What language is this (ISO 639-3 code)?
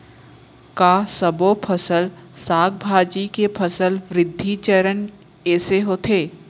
hne